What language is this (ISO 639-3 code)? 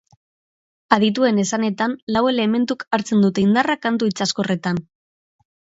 eus